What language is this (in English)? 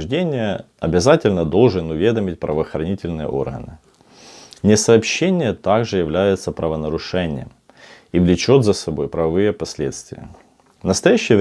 Russian